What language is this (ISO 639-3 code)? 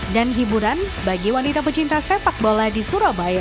ind